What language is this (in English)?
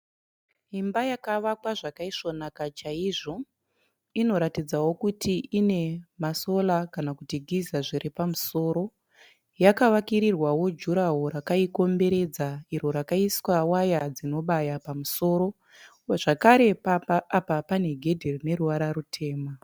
Shona